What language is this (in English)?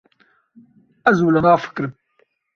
Kurdish